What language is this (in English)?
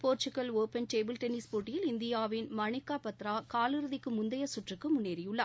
Tamil